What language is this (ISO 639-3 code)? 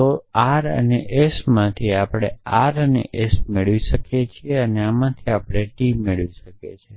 guj